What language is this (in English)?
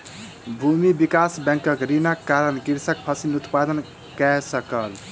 Maithili